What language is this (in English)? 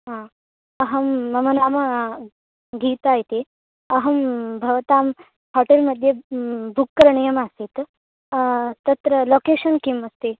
Sanskrit